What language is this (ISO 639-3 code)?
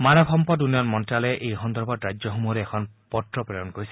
asm